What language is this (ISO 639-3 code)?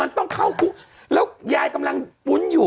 tha